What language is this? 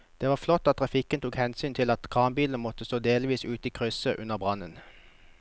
Norwegian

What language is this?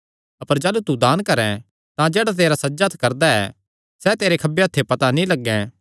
Kangri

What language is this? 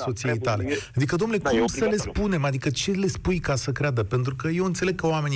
Romanian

